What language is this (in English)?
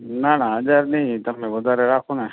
Gujarati